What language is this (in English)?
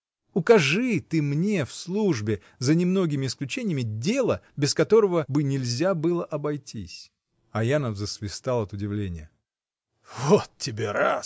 Russian